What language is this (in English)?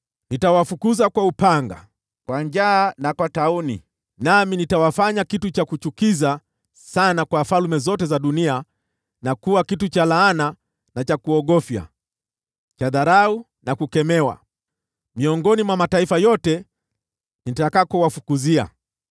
Swahili